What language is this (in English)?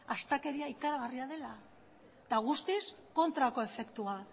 Basque